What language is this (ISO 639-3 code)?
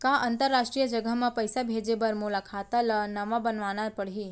hne